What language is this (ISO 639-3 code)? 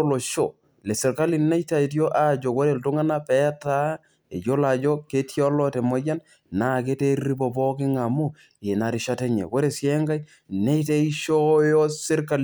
mas